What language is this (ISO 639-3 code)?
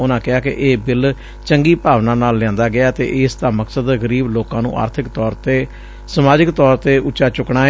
pan